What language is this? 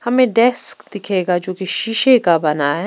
Hindi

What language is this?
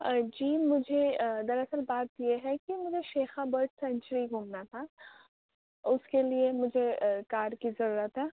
Urdu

